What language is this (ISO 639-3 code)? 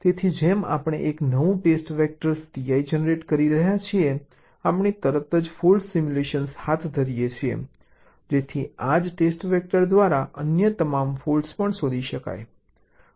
guj